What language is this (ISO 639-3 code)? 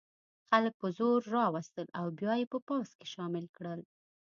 pus